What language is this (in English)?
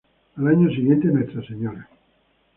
Spanish